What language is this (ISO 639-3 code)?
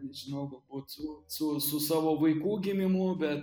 lit